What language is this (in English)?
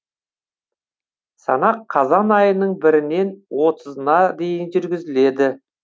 Kazakh